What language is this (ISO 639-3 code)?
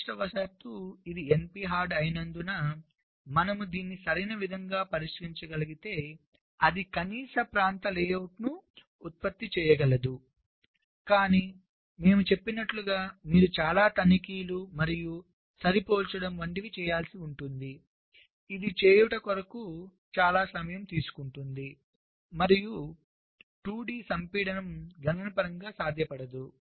tel